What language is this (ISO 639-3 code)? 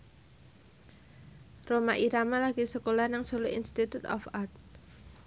jav